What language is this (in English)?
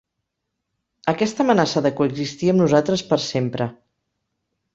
Catalan